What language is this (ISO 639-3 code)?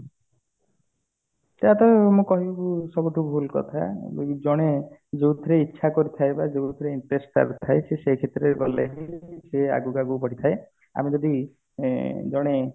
ori